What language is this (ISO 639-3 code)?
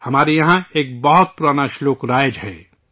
urd